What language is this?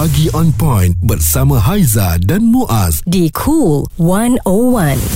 Malay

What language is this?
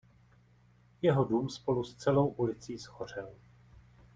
Czech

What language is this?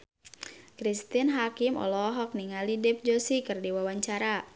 Sundanese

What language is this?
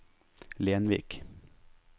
Norwegian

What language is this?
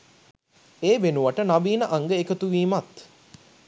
Sinhala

